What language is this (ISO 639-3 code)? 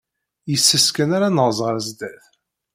kab